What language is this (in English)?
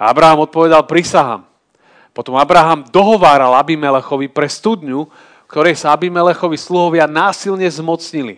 Slovak